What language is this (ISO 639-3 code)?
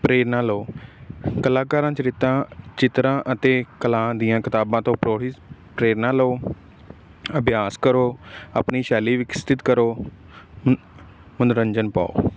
pan